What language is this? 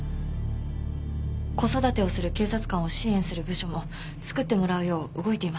Japanese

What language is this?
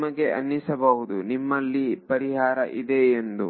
Kannada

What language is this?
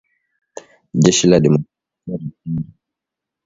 Swahili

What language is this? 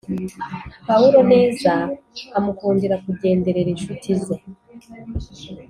Kinyarwanda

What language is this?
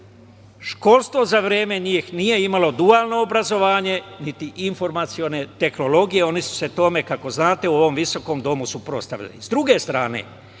Serbian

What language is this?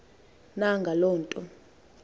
Xhosa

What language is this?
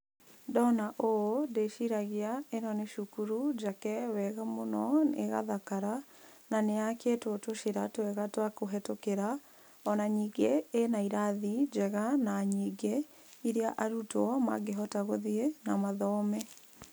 Kikuyu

